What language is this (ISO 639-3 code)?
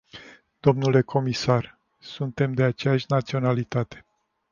ron